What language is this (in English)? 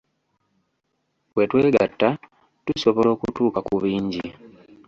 Ganda